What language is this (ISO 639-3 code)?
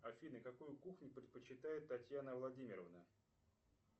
rus